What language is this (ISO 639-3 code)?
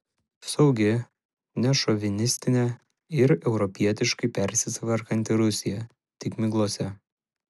lit